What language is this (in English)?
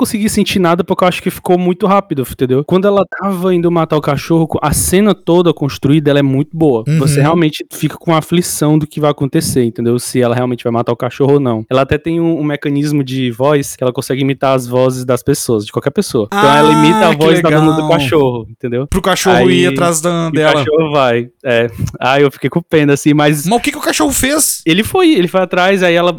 Portuguese